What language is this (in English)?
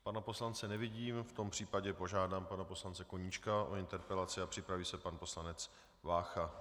Czech